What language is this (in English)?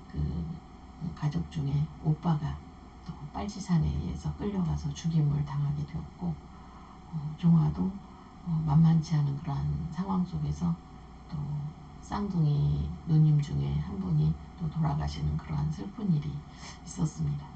Korean